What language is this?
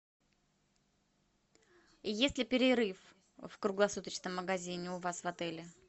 Russian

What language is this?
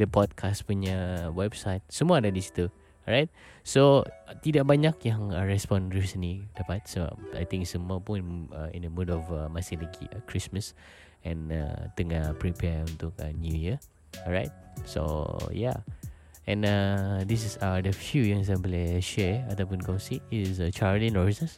Malay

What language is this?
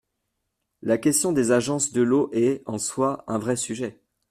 French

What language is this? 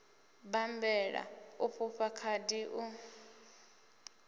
Venda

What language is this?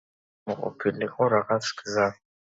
Georgian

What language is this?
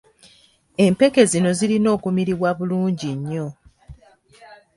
Ganda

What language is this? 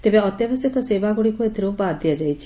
Odia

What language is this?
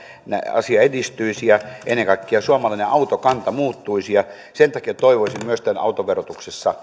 Finnish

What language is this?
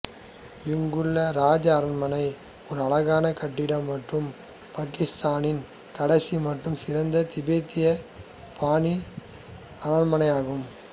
Tamil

